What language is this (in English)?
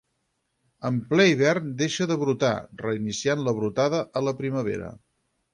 Catalan